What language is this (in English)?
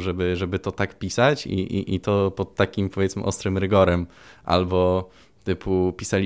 Polish